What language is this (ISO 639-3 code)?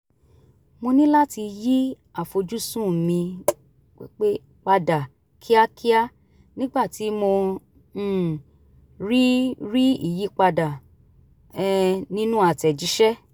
yor